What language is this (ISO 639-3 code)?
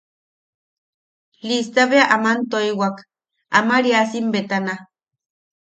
yaq